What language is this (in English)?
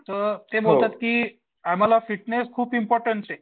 Marathi